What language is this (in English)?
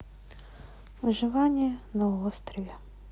Russian